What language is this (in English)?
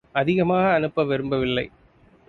Tamil